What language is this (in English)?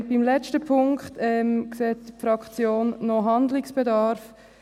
Swiss German